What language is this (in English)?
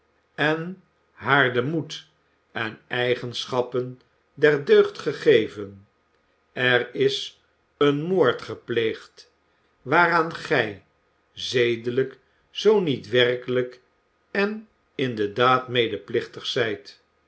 Dutch